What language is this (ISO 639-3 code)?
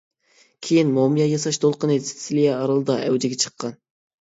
uig